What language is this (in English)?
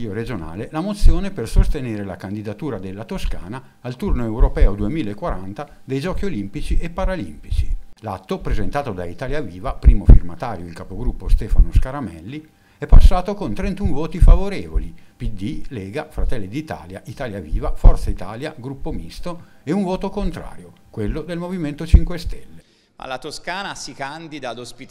Italian